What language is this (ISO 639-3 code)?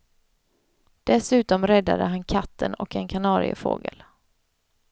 swe